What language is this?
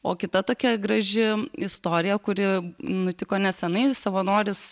Lithuanian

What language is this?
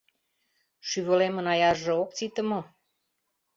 Mari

